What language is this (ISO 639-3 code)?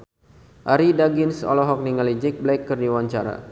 sun